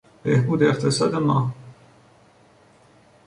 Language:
Persian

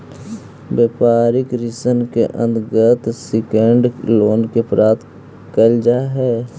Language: Magahi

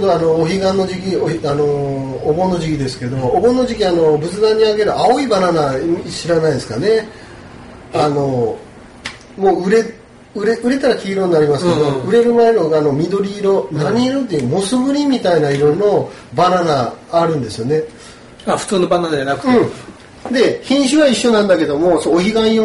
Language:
Japanese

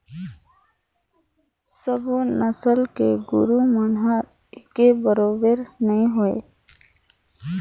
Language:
Chhattisgarhi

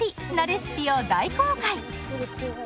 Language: Japanese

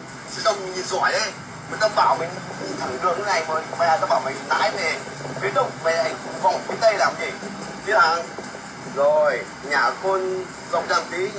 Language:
Vietnamese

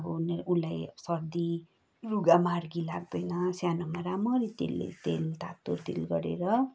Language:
Nepali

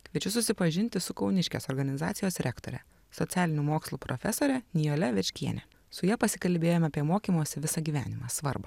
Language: Lithuanian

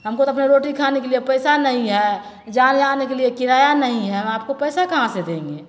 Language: Maithili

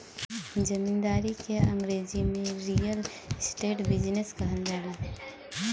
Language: Bhojpuri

